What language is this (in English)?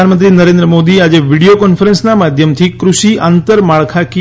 Gujarati